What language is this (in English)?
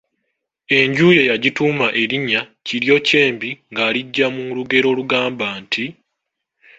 Ganda